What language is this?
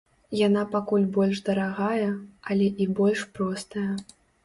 Belarusian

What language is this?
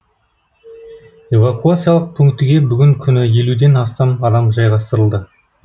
Kazakh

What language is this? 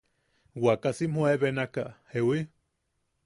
Yaqui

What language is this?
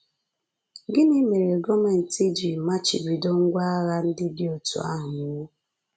Igbo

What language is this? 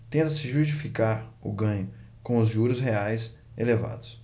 Portuguese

